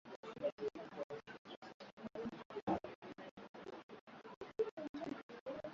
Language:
Swahili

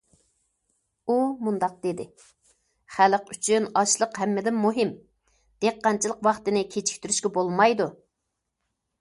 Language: Uyghur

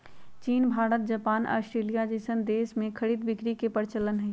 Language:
Magahi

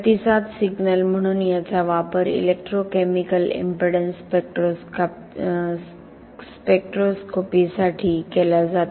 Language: Marathi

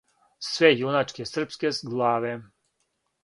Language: Serbian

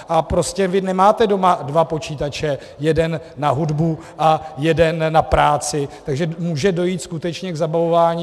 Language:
Czech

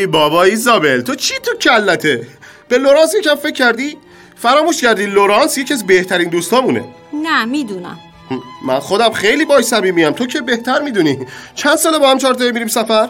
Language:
Persian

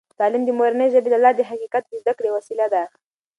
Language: Pashto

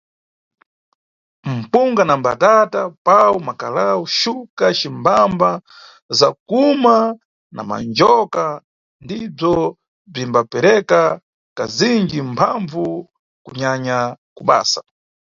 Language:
Nyungwe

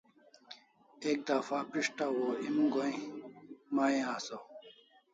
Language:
Kalasha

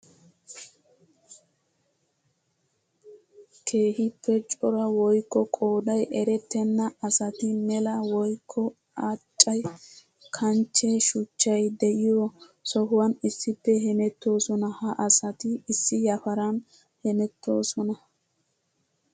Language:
Wolaytta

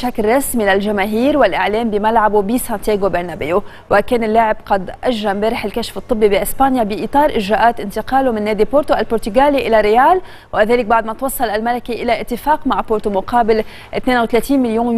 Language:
Arabic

